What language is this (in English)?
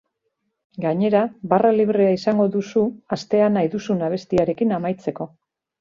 Basque